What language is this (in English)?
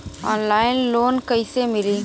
Bhojpuri